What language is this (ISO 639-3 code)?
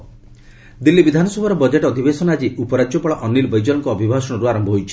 ori